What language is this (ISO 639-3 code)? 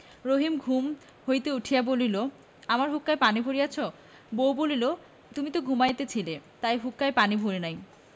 ben